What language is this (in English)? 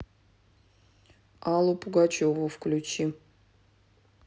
Russian